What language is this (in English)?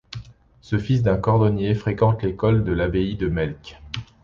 French